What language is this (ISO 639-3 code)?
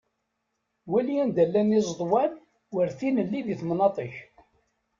kab